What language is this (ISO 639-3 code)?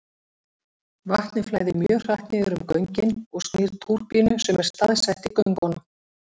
isl